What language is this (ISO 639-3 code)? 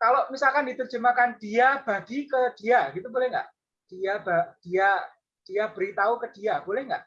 ind